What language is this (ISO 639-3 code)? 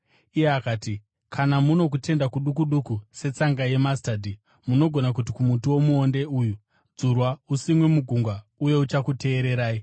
sna